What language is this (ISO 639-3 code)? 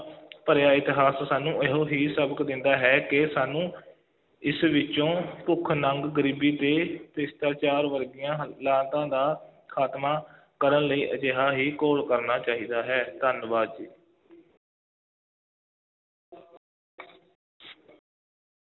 pan